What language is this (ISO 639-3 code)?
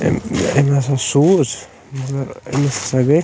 kas